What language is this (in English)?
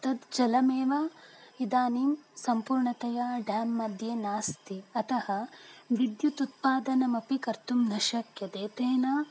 Sanskrit